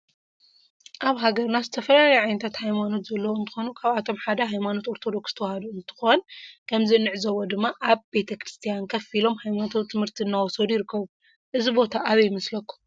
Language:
Tigrinya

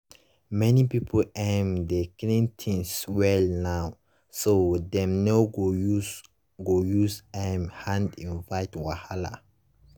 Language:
Nigerian Pidgin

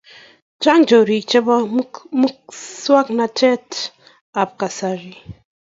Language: Kalenjin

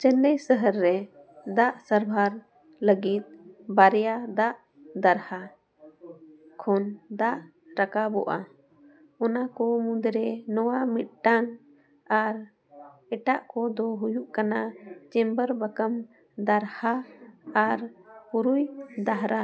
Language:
Santali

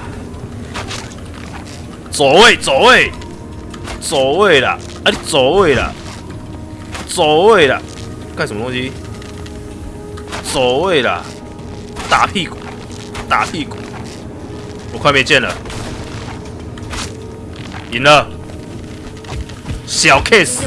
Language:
Chinese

